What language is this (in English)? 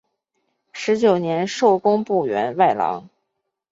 Chinese